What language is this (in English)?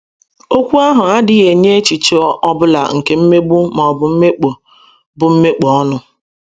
Igbo